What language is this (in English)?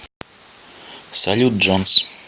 Russian